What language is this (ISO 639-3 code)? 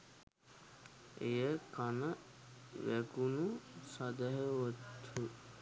sin